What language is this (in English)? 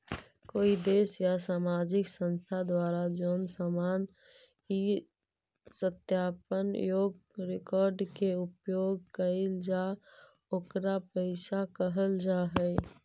Magahi